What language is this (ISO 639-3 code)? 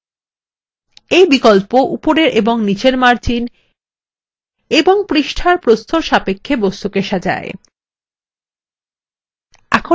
ben